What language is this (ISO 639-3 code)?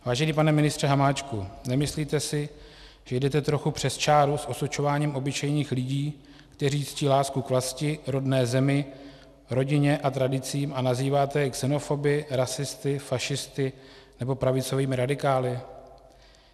ces